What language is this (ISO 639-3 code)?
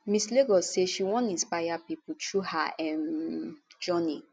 pcm